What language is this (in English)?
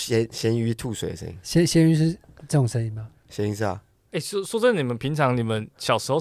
Chinese